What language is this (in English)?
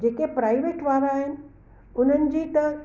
Sindhi